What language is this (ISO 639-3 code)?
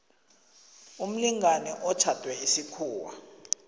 nbl